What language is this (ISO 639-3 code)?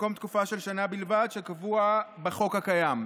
heb